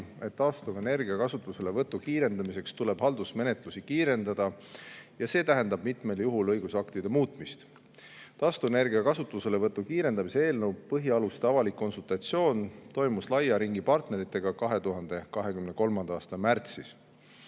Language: Estonian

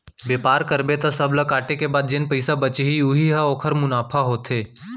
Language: Chhattisgarhi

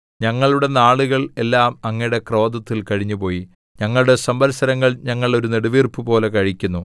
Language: Malayalam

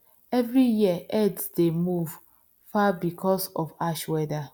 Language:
Nigerian Pidgin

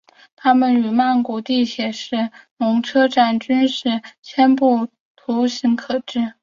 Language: Chinese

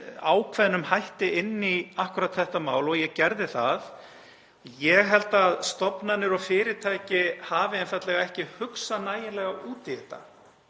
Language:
Icelandic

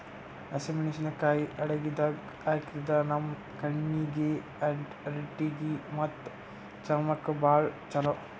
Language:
Kannada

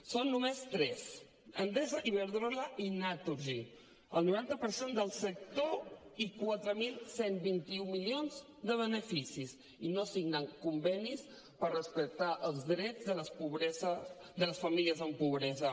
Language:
Catalan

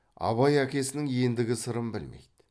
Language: Kazakh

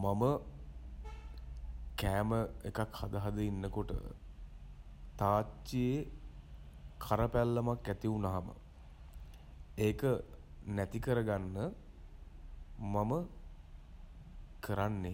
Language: Sinhala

